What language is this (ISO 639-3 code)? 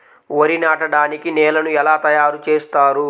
tel